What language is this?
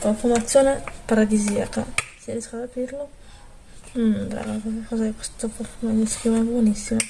Italian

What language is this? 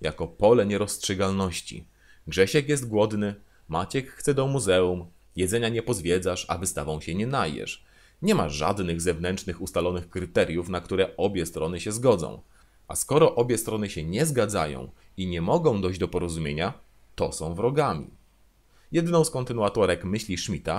Polish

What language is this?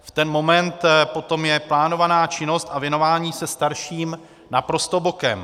Czech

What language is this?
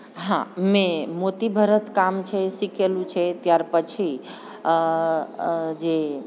Gujarati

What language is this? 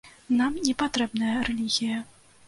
Belarusian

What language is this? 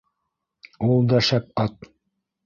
Bashkir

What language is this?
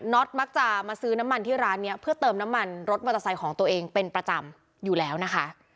Thai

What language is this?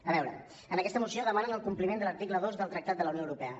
Catalan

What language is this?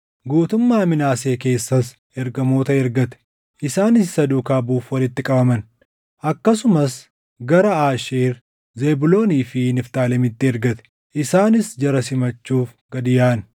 Oromo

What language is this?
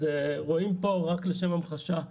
Hebrew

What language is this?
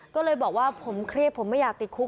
Thai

